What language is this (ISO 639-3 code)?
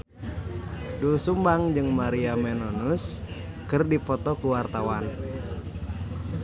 sun